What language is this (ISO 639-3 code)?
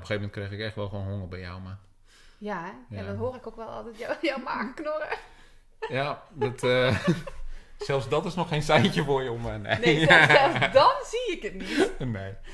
nld